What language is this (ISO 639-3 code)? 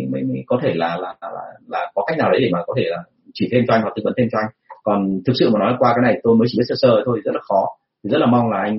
vie